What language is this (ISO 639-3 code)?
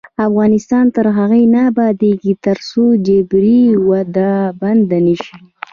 pus